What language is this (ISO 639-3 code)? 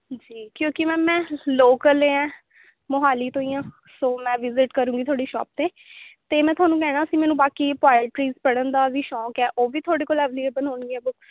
pan